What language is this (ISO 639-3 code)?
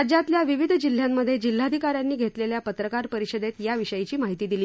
mar